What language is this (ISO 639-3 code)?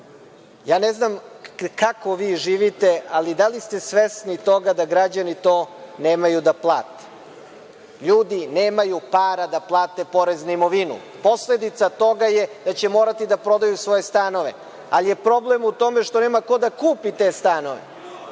srp